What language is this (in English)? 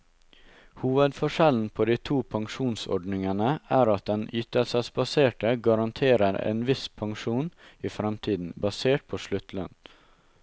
Norwegian